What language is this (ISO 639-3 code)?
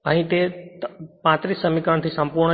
guj